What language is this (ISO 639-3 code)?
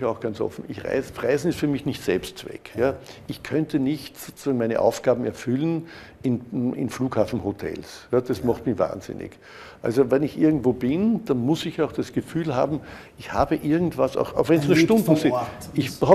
deu